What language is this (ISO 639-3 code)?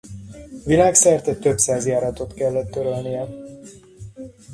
hun